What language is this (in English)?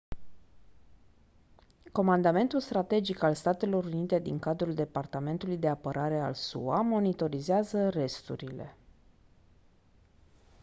Romanian